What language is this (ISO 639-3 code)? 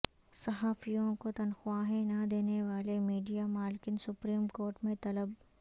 urd